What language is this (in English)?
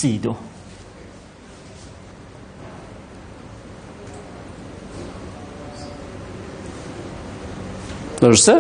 Persian